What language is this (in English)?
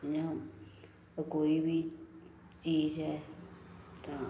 Dogri